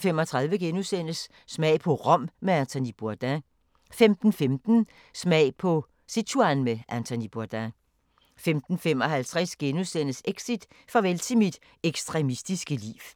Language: Danish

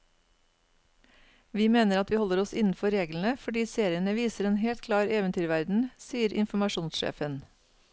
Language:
Norwegian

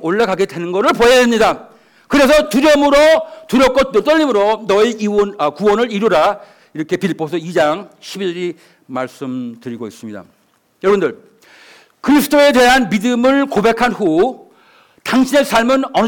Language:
Korean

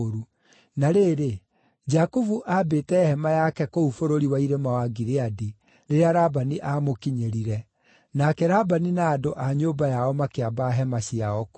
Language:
Kikuyu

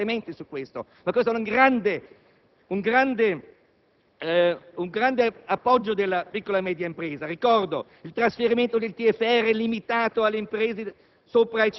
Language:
Italian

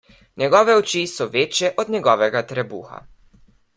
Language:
Slovenian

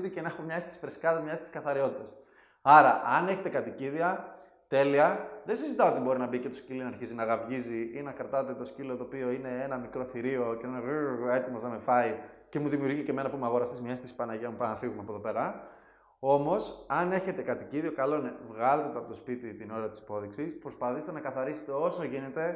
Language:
Greek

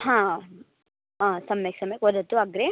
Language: Sanskrit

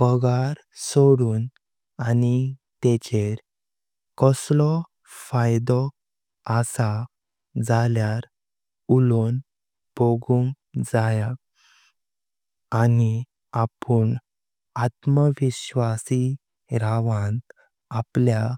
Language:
Konkani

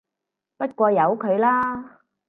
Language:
Cantonese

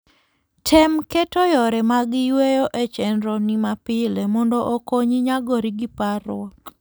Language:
Luo (Kenya and Tanzania)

